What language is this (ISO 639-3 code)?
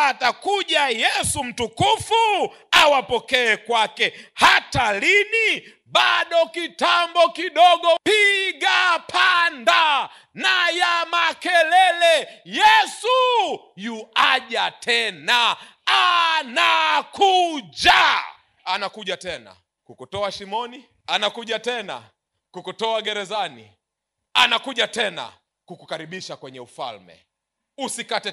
swa